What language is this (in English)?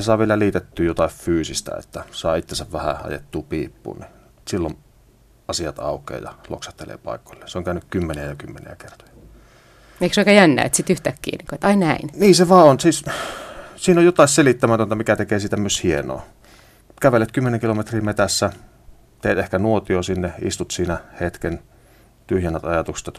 Finnish